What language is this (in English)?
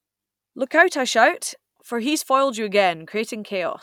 English